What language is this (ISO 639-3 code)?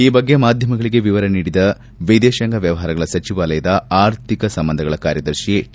kan